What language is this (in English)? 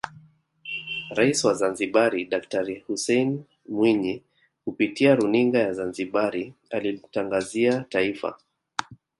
Swahili